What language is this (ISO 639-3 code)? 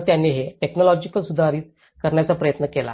mar